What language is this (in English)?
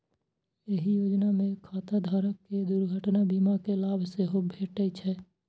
Maithili